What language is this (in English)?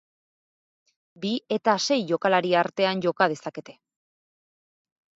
Basque